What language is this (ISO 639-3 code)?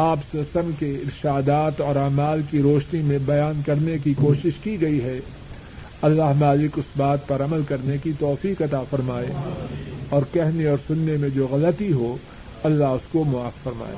urd